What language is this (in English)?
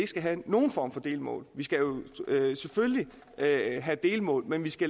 Danish